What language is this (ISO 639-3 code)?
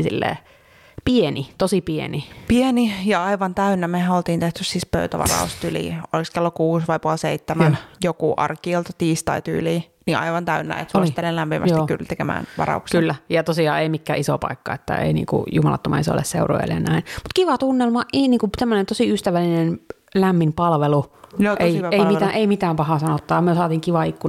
fin